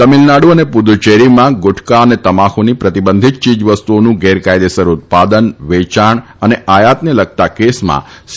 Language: Gujarati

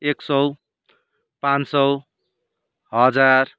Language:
Nepali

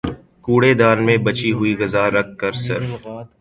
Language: Urdu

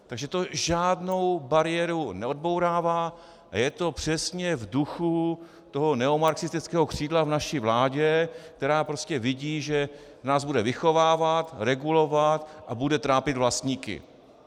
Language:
Czech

